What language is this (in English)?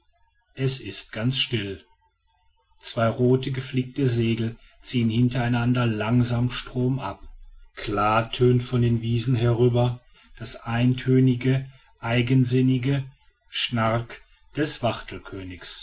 German